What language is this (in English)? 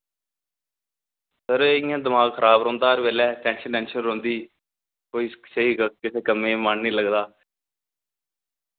Dogri